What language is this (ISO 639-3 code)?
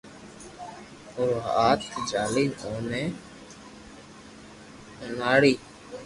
lrk